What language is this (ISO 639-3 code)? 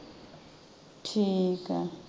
pan